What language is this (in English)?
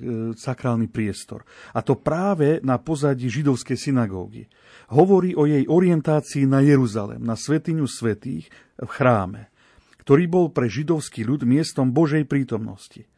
Slovak